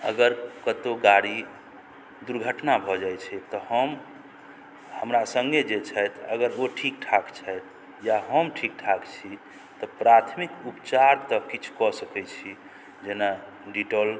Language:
Maithili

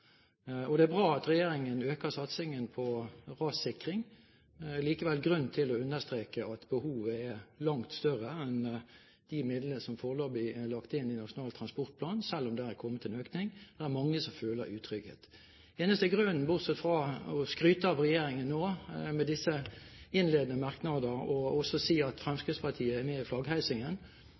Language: Norwegian Bokmål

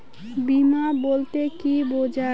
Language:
Bangla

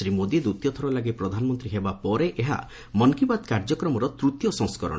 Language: Odia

